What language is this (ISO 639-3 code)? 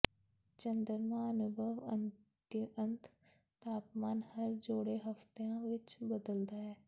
pan